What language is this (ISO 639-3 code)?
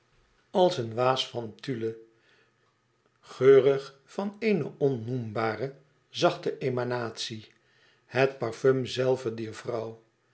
nld